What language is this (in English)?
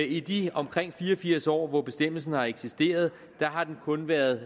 Danish